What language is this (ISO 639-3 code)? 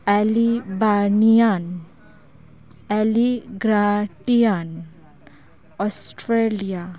sat